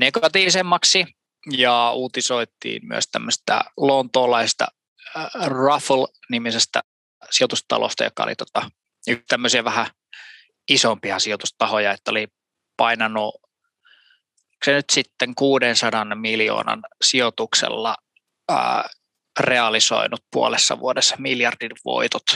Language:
Finnish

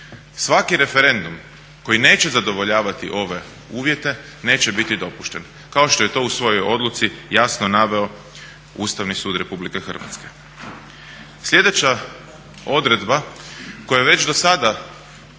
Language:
Croatian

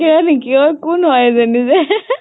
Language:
Assamese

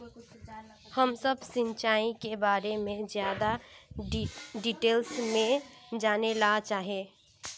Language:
Magahi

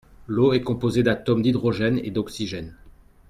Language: French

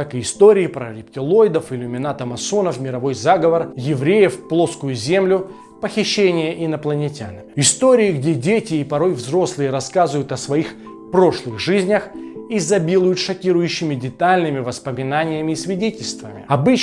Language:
Russian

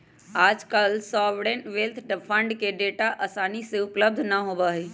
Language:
Magahi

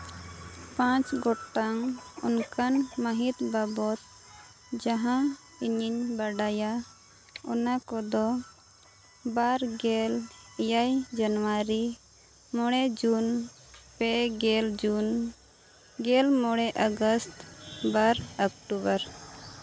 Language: Santali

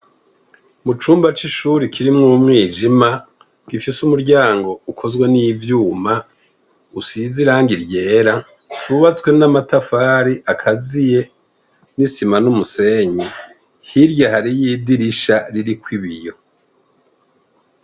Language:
Rundi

